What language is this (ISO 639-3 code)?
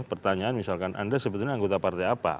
ind